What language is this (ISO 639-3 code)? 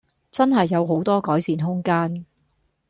yue